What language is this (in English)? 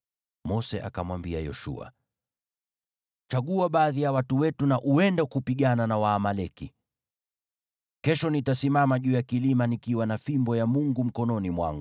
Swahili